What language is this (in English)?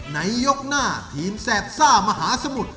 Thai